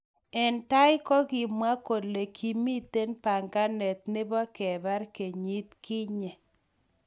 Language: Kalenjin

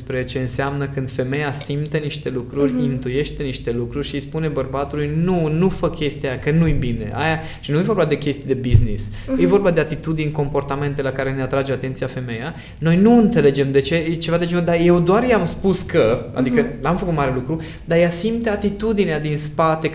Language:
Romanian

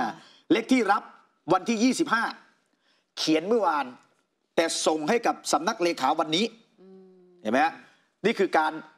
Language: Thai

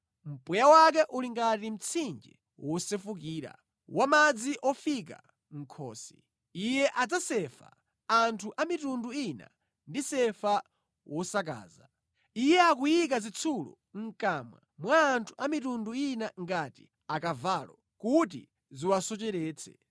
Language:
Nyanja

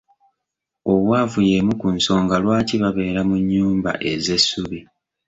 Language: Ganda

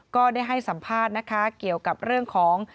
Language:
Thai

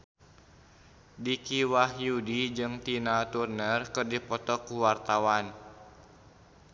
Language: Sundanese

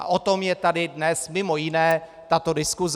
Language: Czech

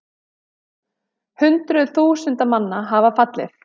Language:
Icelandic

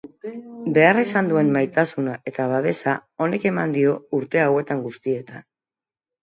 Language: Basque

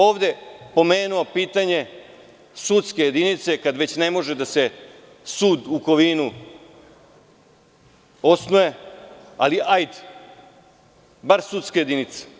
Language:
Serbian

